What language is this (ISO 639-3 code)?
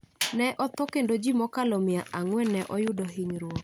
luo